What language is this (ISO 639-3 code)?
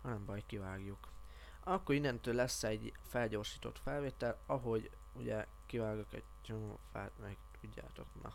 hun